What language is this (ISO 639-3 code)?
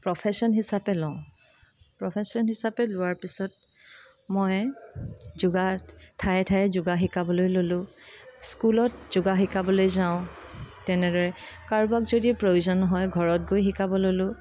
asm